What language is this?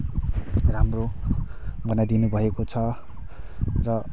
Nepali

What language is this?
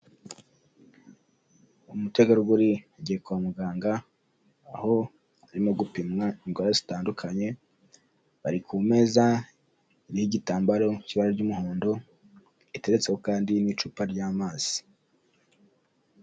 Kinyarwanda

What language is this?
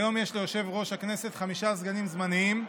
Hebrew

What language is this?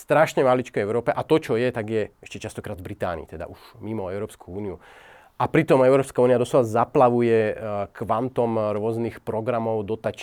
Slovak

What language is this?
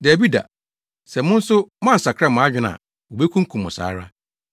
Akan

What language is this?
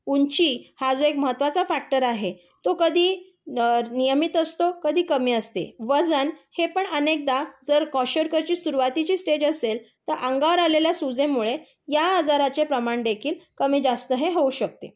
Marathi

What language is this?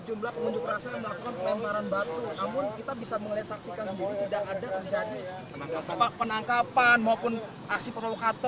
Indonesian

